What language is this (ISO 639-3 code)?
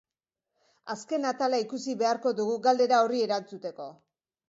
eus